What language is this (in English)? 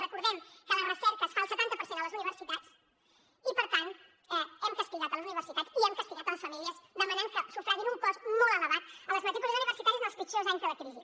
Catalan